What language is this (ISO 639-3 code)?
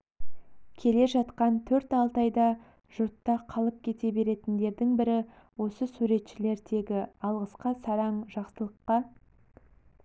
kaz